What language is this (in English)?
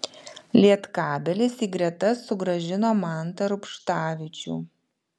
Lithuanian